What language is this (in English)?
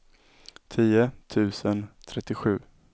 Swedish